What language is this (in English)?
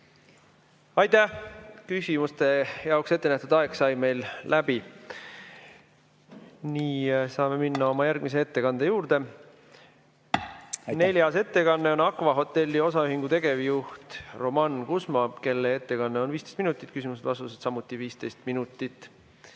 Estonian